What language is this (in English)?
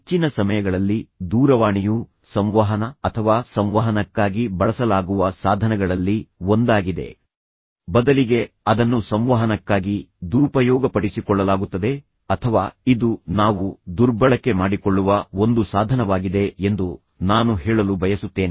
Kannada